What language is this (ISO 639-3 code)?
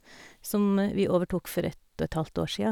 nor